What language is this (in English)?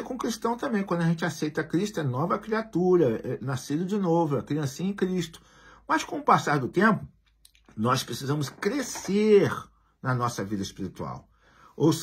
Portuguese